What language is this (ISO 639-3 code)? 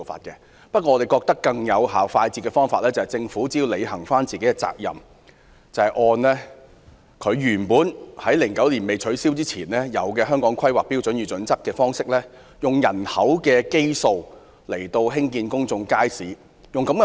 yue